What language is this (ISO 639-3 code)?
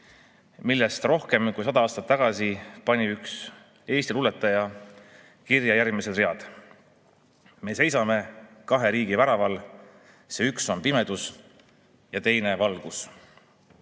est